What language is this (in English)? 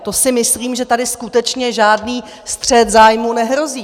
Czech